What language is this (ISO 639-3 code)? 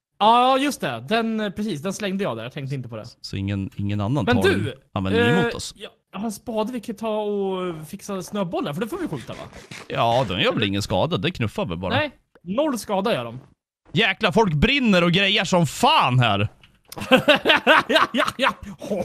swe